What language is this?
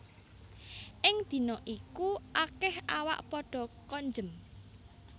Javanese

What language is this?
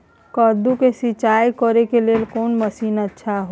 Maithili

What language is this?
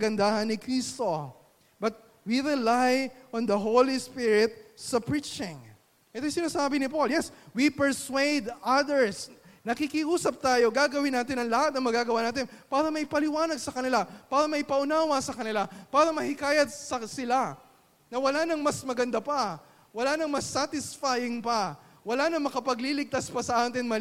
Filipino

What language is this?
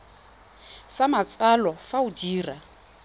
Tswana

